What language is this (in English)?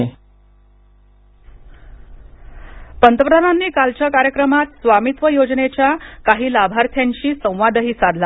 Marathi